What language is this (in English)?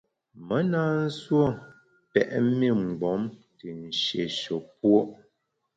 Bamun